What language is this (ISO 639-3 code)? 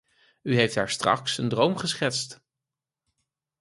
nld